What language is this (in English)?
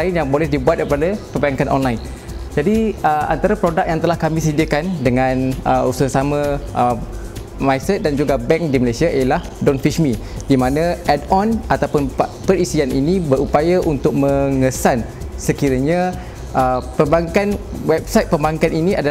Malay